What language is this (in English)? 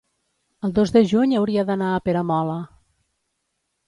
Catalan